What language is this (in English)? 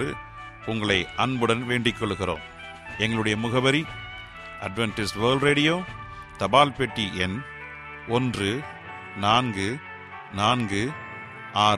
Tamil